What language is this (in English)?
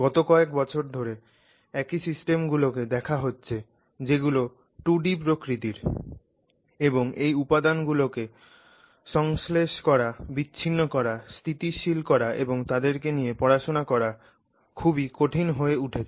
Bangla